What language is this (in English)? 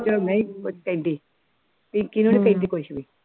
Punjabi